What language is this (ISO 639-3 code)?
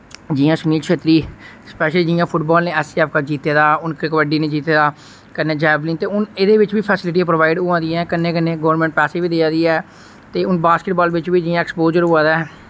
doi